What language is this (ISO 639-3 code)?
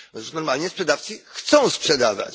pol